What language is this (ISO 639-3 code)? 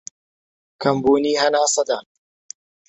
ckb